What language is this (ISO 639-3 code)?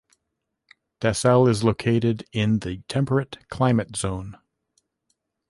eng